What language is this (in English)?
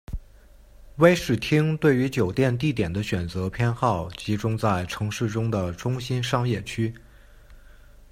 Chinese